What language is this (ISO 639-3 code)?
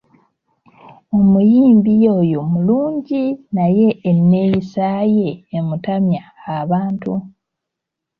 lug